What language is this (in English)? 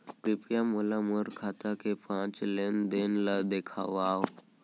Chhattisgarhi